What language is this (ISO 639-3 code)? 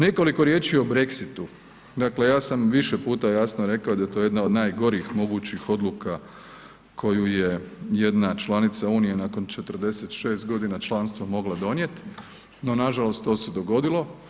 hrv